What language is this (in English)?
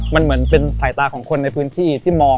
Thai